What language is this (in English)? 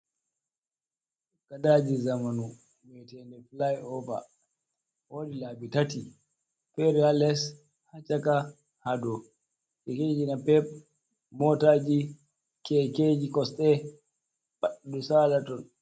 Fula